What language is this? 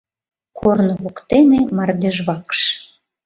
Mari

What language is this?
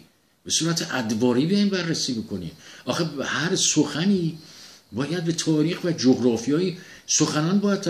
Persian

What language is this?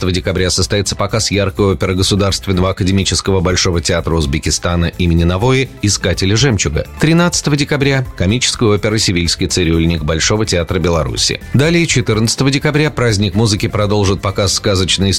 Russian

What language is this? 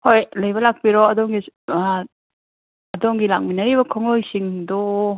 Manipuri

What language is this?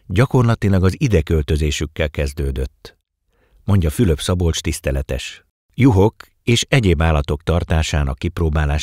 Hungarian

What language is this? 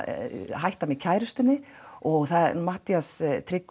Icelandic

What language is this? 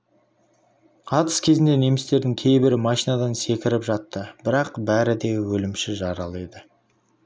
Kazakh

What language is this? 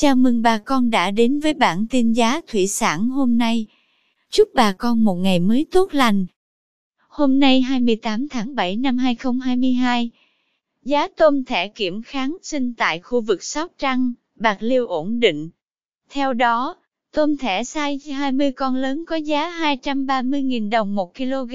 Vietnamese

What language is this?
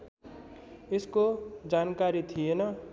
Nepali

